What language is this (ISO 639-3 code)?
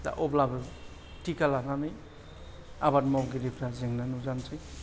brx